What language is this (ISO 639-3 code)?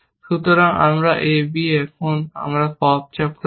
ben